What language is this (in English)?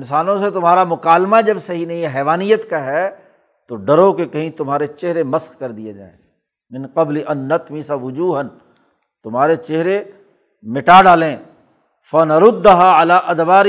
Urdu